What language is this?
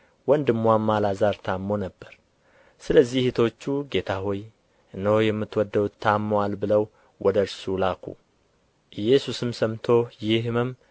Amharic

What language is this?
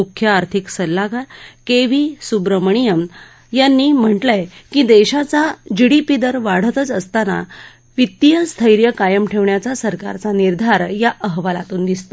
Marathi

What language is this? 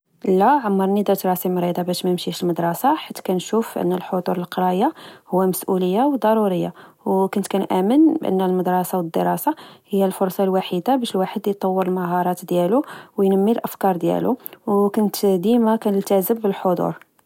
Moroccan Arabic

